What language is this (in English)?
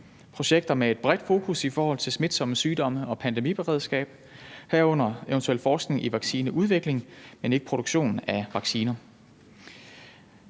Danish